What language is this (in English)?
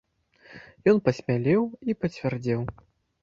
Belarusian